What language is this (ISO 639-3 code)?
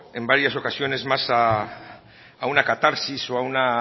spa